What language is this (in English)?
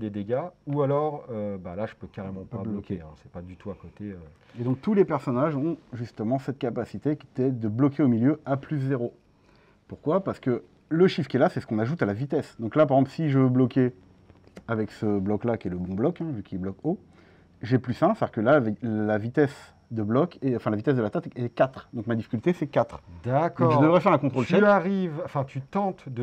French